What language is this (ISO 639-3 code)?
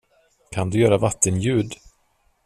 swe